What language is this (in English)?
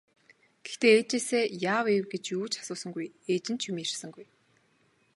Mongolian